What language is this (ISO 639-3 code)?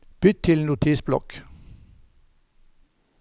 nor